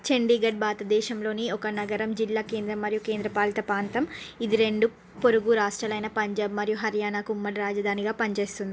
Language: Telugu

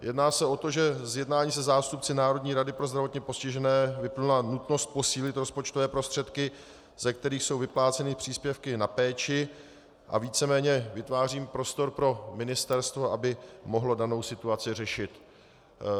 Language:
Czech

